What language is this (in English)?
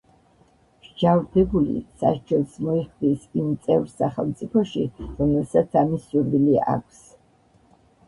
Georgian